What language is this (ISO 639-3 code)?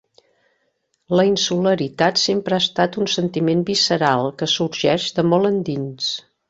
cat